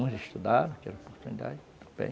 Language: Portuguese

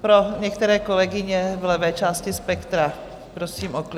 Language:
Czech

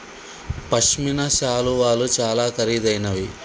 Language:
Telugu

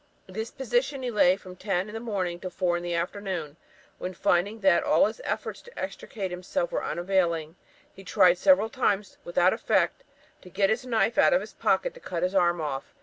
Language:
English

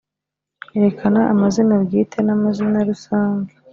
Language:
Kinyarwanda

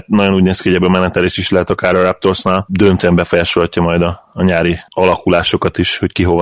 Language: Hungarian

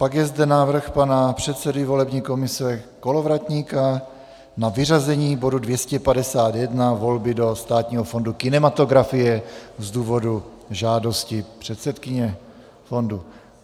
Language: Czech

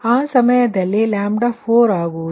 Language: Kannada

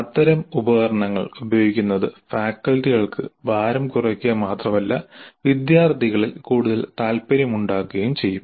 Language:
Malayalam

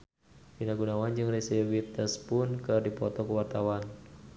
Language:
Sundanese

